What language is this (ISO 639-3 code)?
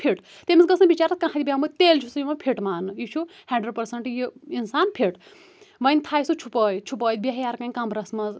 kas